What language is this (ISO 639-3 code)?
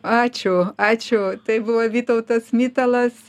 lit